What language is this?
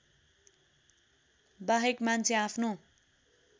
Nepali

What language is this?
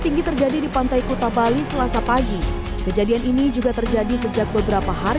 Indonesian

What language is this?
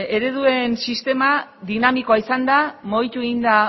Basque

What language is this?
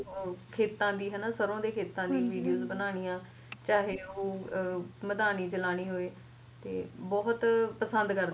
Punjabi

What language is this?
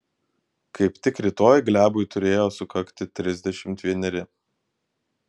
Lithuanian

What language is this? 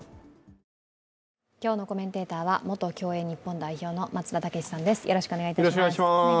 Japanese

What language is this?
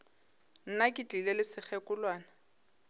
Northern Sotho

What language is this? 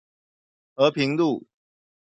Chinese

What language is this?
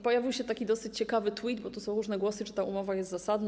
Polish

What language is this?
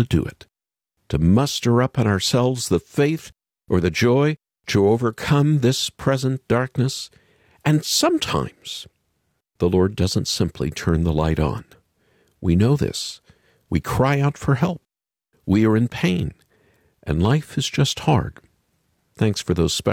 English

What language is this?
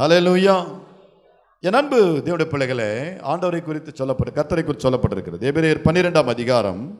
Tamil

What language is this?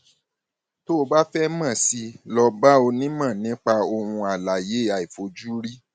Yoruba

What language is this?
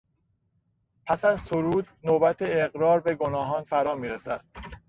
Persian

